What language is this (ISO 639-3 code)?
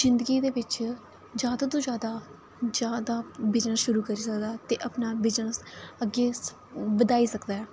doi